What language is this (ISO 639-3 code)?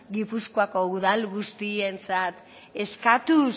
eus